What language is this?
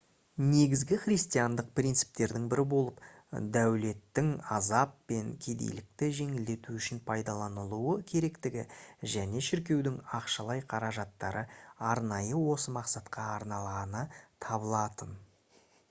Kazakh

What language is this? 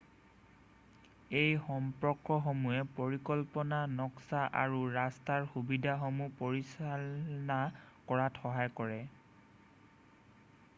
Assamese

